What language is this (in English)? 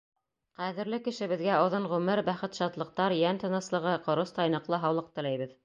Bashkir